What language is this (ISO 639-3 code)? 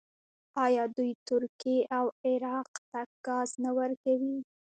pus